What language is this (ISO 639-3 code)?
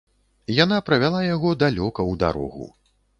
bel